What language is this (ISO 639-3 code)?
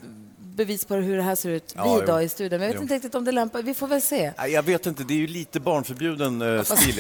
swe